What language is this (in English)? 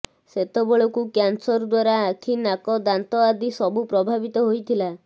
Odia